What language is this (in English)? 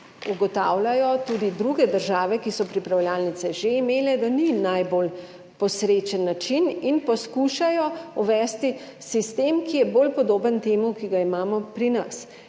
Slovenian